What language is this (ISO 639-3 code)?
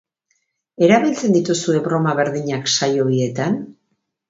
eus